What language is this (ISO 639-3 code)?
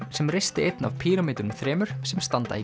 isl